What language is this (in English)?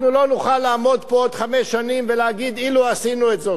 Hebrew